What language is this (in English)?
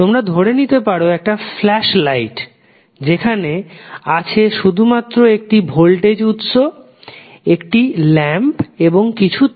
Bangla